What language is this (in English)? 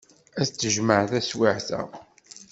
Kabyle